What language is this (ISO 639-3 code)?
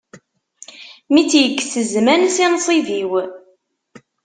kab